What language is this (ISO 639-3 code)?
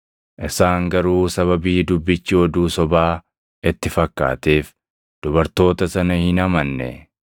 orm